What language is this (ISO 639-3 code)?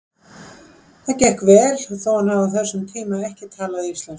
isl